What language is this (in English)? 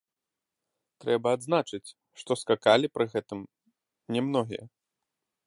Belarusian